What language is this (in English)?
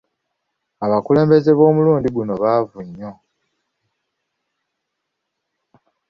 Ganda